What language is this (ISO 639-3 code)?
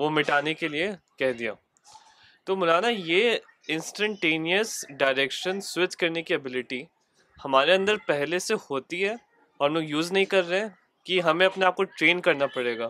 urd